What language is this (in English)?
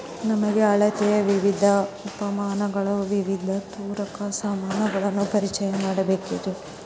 Kannada